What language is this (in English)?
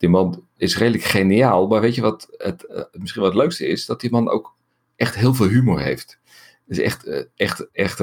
Dutch